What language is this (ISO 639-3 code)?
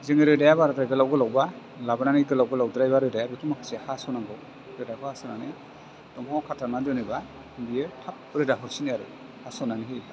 brx